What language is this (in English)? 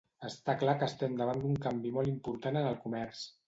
Catalan